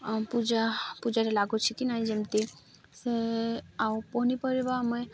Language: Odia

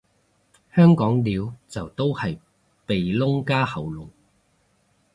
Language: Cantonese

